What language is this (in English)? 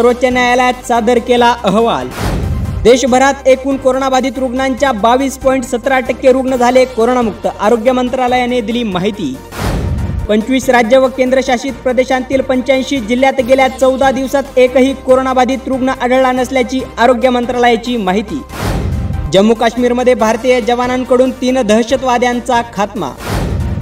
Marathi